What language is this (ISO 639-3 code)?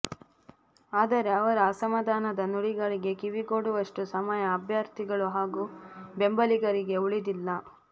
kan